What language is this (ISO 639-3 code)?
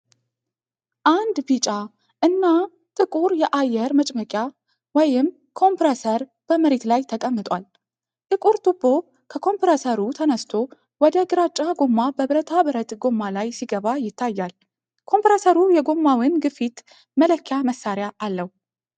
amh